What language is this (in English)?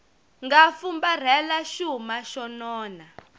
Tsonga